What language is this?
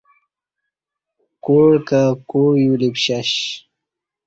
Kati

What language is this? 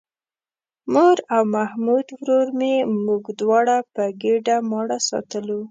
Pashto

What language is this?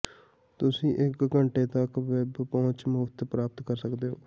Punjabi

